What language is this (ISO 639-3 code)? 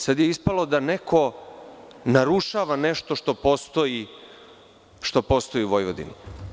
srp